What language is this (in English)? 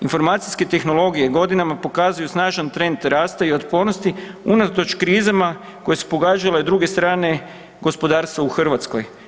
Croatian